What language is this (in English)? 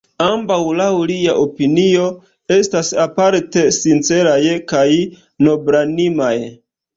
Esperanto